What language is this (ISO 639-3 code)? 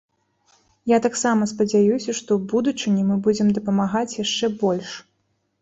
bel